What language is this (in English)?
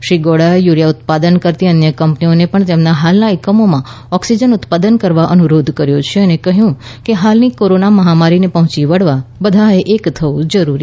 Gujarati